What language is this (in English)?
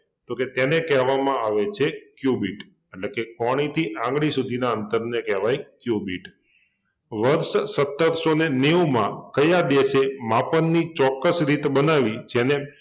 Gujarati